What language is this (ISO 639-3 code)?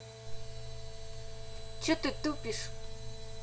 rus